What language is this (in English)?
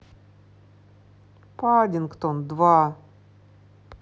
Russian